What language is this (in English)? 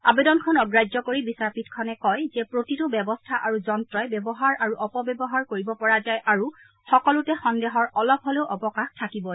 Assamese